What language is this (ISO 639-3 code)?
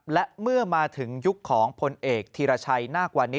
tha